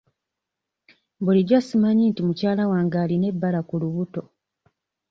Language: Ganda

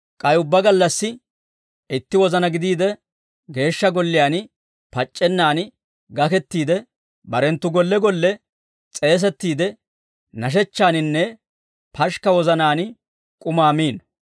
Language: Dawro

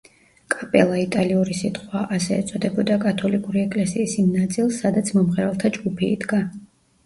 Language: Georgian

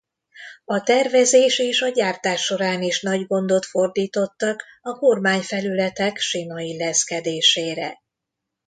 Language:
Hungarian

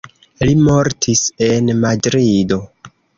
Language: Esperanto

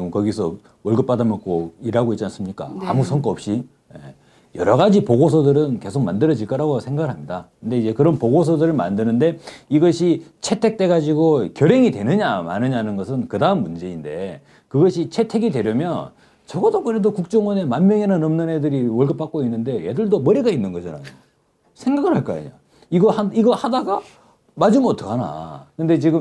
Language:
Korean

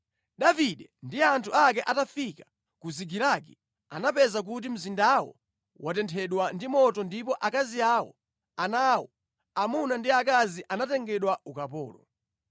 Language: Nyanja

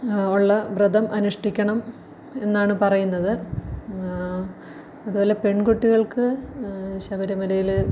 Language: Malayalam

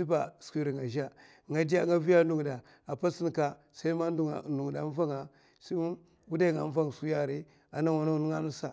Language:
Mafa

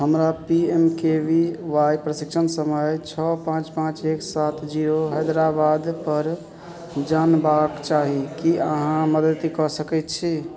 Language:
Maithili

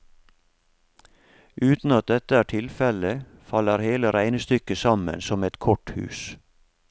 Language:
Norwegian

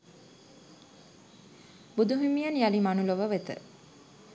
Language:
Sinhala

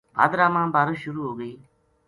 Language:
Gujari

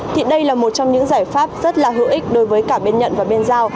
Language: Vietnamese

